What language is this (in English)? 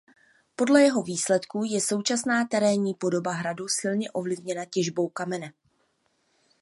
Czech